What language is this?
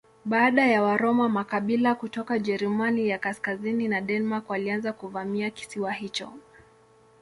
Swahili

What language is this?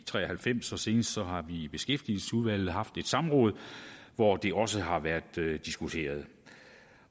Danish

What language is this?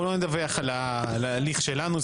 Hebrew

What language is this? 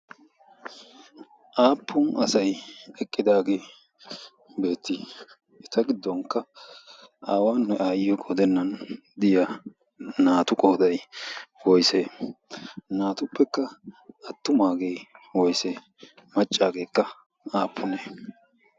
Wolaytta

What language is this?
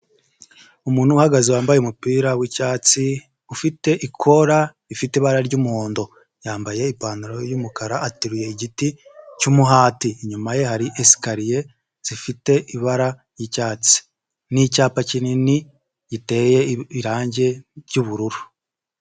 Kinyarwanda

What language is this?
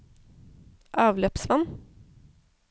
Norwegian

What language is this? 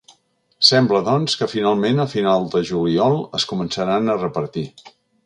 Catalan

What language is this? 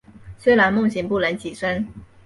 Chinese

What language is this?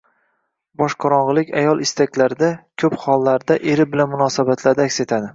Uzbek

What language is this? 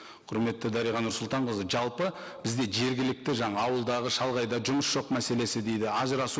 Kazakh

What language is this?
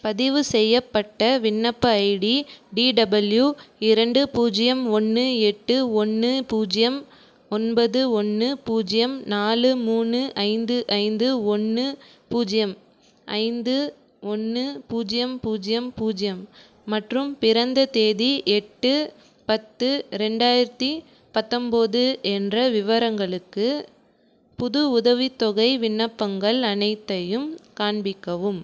Tamil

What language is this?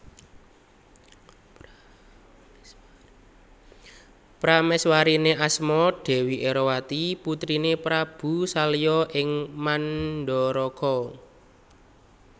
Javanese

